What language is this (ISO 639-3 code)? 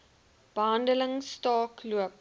afr